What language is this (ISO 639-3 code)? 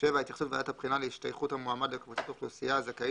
heb